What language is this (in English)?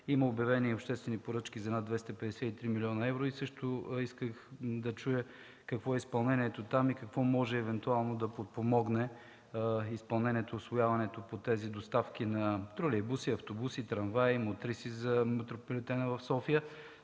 Bulgarian